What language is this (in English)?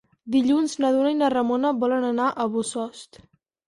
Catalan